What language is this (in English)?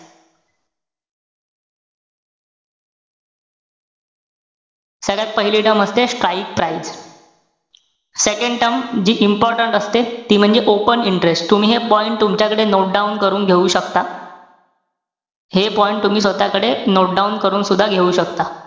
Marathi